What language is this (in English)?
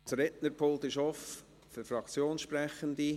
Swiss German